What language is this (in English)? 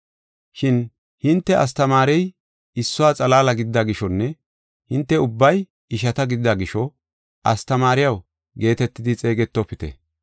Gofa